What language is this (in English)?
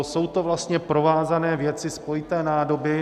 Czech